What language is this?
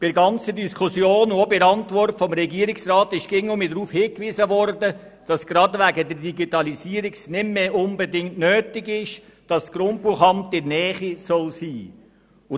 Swiss German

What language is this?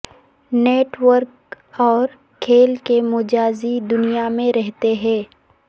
Urdu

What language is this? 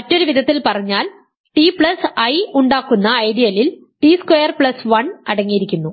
Malayalam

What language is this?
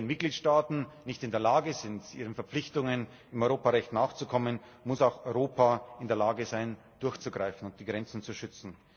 German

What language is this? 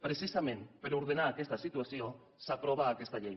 Catalan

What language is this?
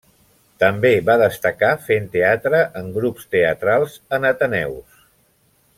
Catalan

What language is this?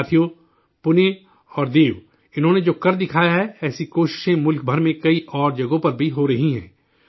Urdu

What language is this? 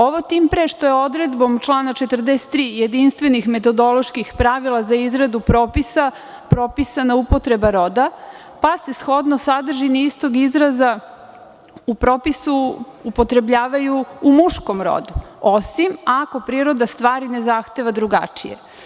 Serbian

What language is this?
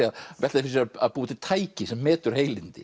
Icelandic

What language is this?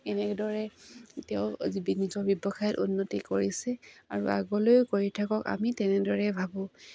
Assamese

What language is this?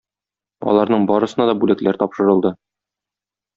Tatar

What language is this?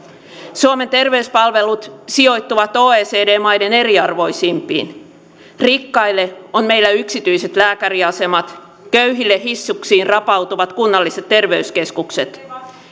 Finnish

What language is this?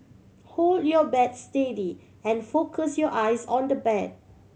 English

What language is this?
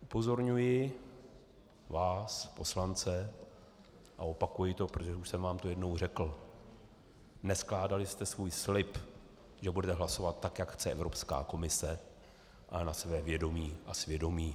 Czech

